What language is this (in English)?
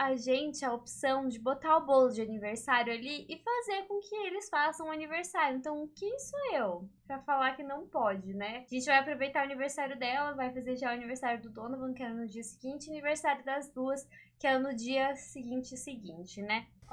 Portuguese